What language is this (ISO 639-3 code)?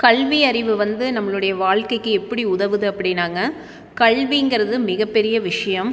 tam